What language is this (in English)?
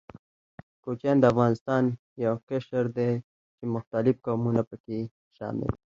Pashto